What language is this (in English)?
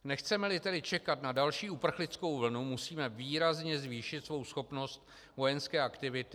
Czech